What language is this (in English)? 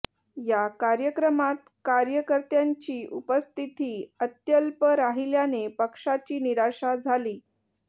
Marathi